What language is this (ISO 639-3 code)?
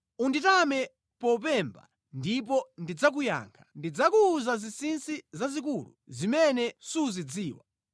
nya